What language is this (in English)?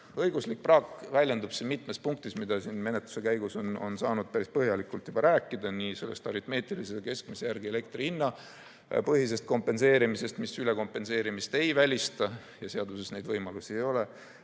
Estonian